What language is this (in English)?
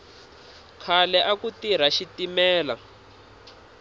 Tsonga